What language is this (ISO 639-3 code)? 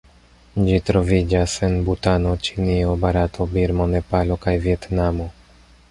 epo